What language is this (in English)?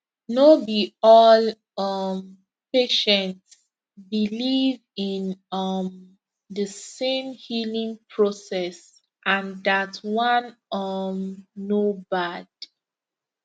Nigerian Pidgin